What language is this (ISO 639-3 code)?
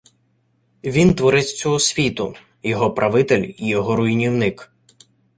ukr